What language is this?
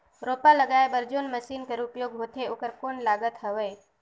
Chhattisgarhi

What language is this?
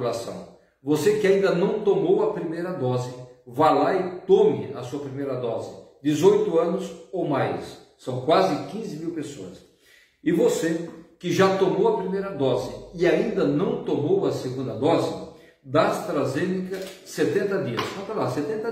Portuguese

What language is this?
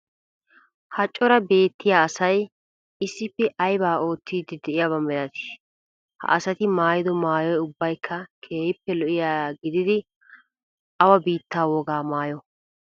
Wolaytta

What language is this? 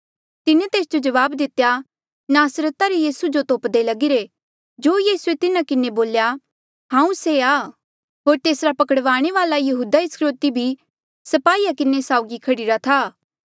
Mandeali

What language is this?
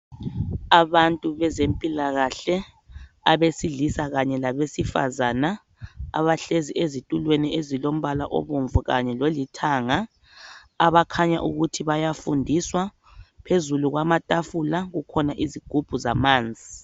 North Ndebele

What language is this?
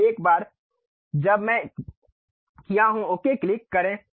Hindi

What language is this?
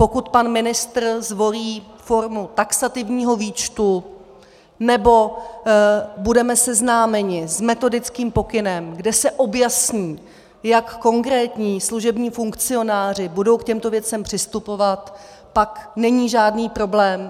Czech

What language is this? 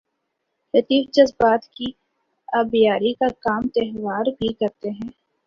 Urdu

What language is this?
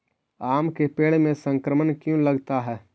Magahi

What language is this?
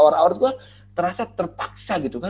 Indonesian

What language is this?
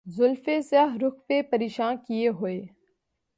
Urdu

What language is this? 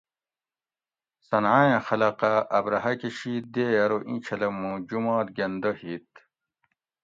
Gawri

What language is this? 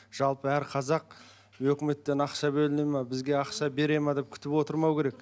Kazakh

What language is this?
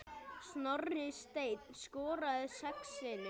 Icelandic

